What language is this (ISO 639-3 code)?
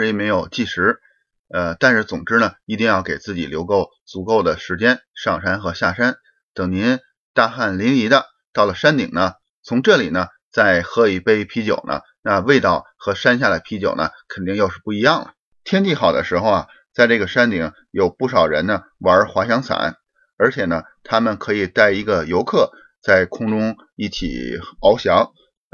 zho